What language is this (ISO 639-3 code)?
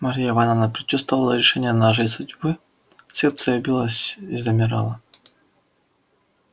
rus